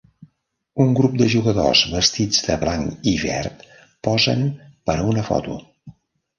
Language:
Catalan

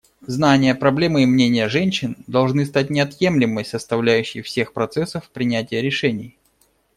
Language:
Russian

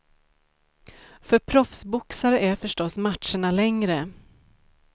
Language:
Swedish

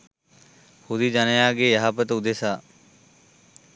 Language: Sinhala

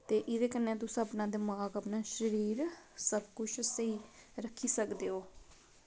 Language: Dogri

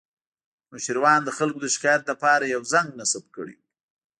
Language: Pashto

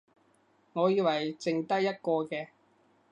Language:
Cantonese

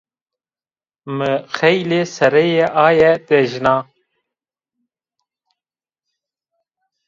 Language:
Zaza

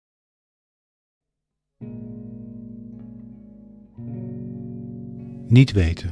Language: Dutch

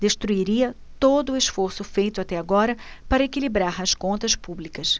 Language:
Portuguese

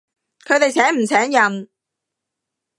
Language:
Cantonese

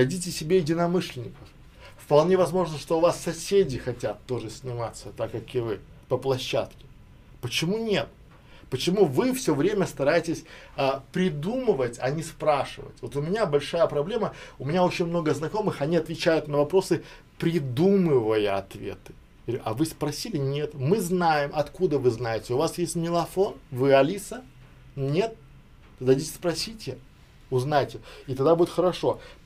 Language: Russian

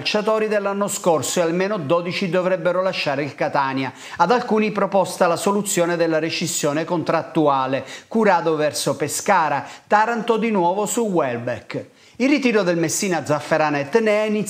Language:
Italian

